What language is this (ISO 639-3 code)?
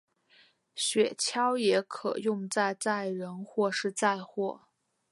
zho